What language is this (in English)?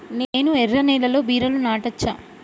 Telugu